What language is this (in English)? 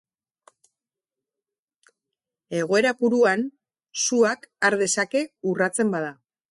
Basque